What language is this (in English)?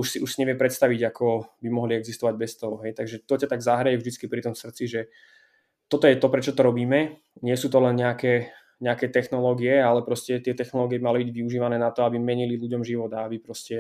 Slovak